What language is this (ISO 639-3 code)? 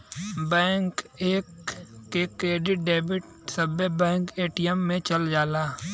bho